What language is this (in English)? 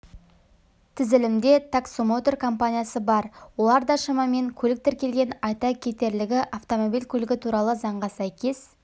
Kazakh